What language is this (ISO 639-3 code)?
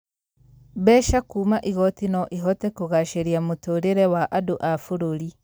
kik